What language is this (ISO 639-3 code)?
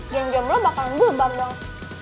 ind